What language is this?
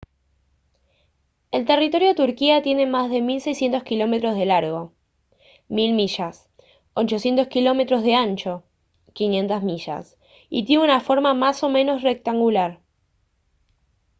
Spanish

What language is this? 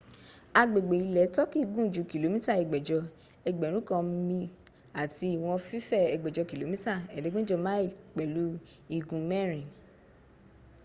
Yoruba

